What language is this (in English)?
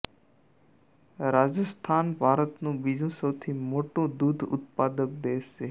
Gujarati